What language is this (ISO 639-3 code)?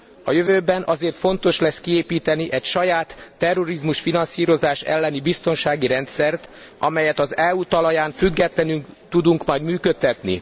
hun